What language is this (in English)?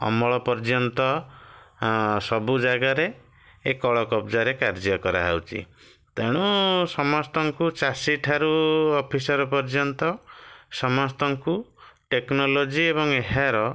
Odia